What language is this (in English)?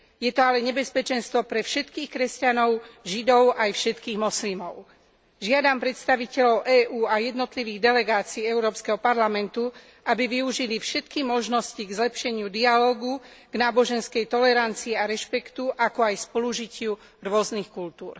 Slovak